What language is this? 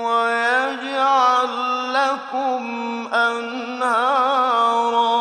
Arabic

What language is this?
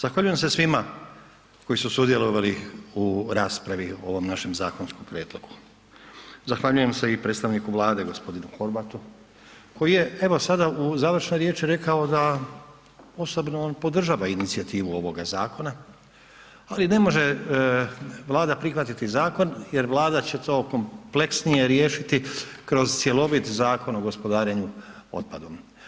Croatian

